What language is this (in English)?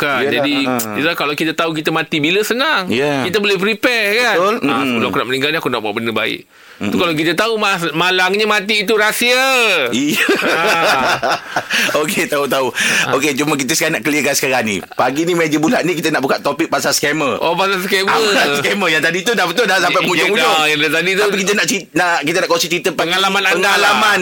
Malay